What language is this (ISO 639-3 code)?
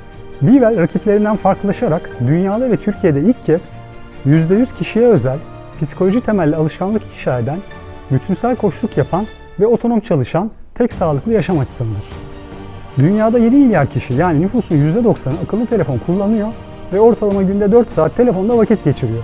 tur